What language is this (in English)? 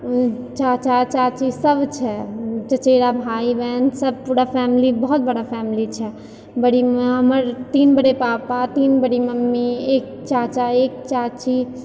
Maithili